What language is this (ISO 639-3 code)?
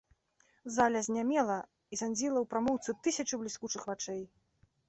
bel